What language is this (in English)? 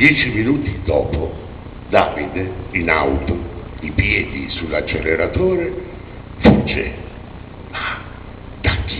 Italian